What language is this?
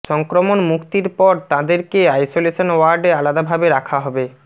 Bangla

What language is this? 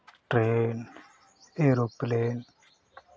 Hindi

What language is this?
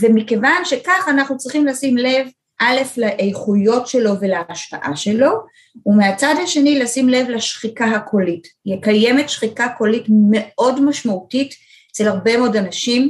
Hebrew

